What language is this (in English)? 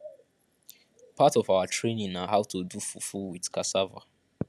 Nigerian Pidgin